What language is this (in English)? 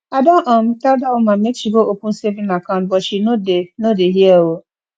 Nigerian Pidgin